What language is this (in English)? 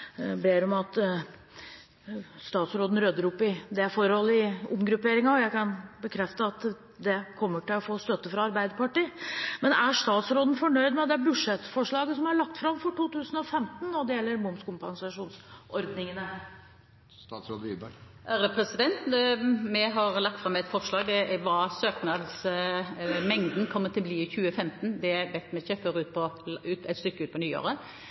Norwegian Bokmål